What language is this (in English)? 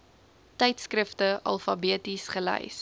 Afrikaans